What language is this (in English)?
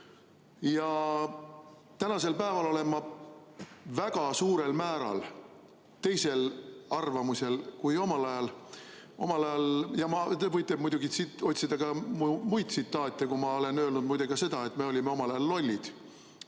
Estonian